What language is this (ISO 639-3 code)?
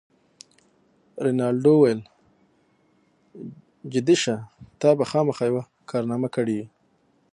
pus